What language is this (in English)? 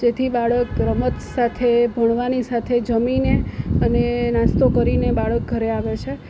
Gujarati